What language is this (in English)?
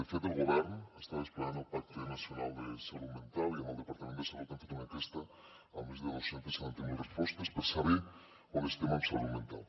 Catalan